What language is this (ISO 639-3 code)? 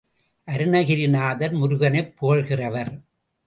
tam